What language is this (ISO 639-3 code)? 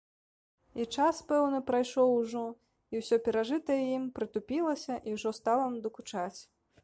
bel